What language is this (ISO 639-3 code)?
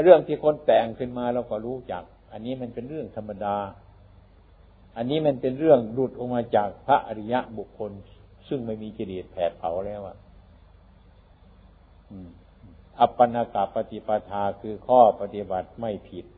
tha